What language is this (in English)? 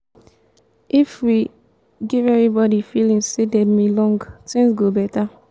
Nigerian Pidgin